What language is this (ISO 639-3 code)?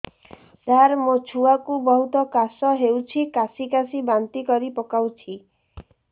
ori